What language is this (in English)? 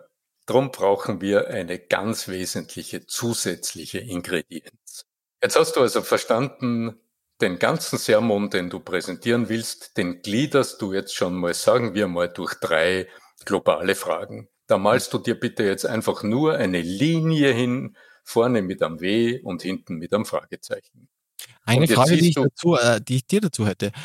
German